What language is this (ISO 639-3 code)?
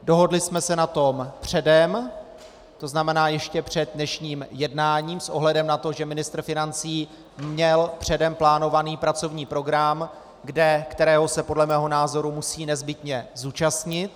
ces